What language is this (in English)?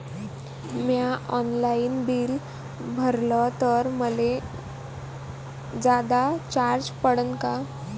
Marathi